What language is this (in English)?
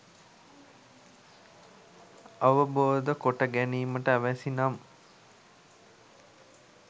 Sinhala